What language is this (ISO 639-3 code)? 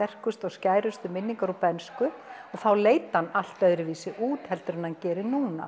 isl